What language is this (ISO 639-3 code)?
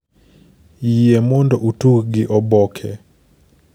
luo